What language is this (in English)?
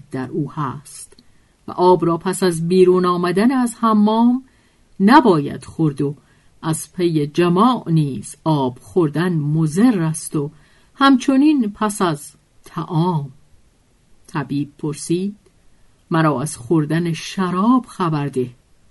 Persian